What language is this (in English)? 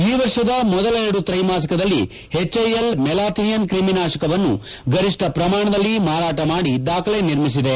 Kannada